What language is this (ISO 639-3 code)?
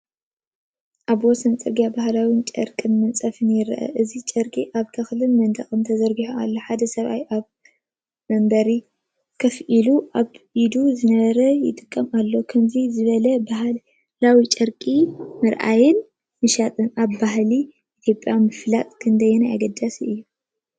tir